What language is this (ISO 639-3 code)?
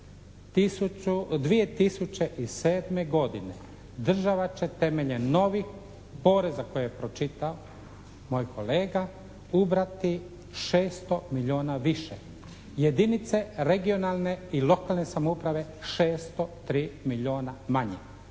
hrv